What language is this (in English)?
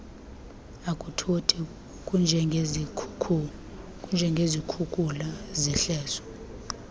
Xhosa